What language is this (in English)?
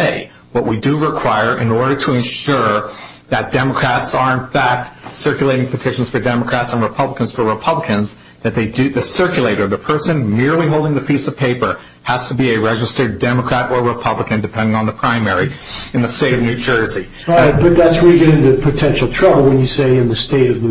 English